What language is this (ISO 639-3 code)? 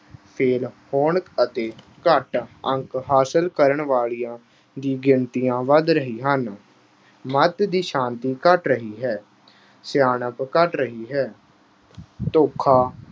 pan